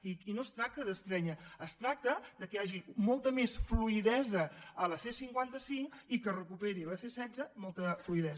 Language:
Catalan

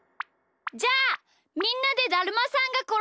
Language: Japanese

